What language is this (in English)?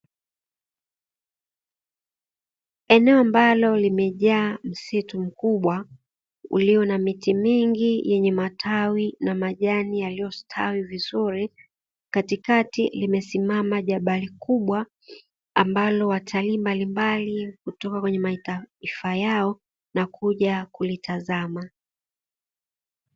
Swahili